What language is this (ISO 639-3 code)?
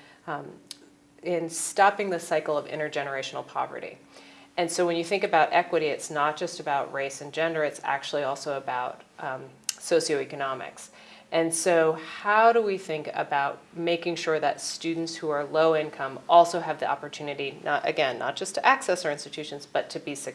eng